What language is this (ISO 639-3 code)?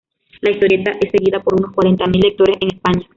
spa